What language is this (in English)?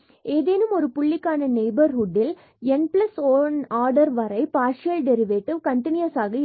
Tamil